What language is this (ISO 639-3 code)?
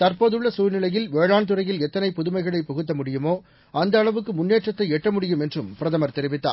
tam